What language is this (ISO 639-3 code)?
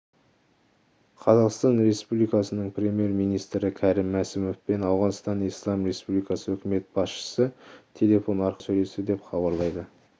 kaz